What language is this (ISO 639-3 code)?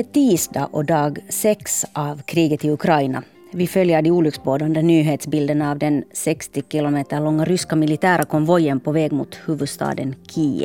swe